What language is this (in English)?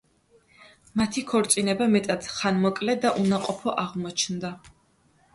Georgian